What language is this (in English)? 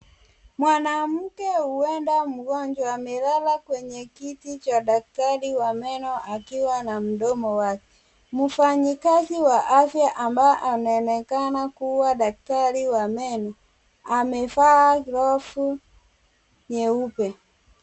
Swahili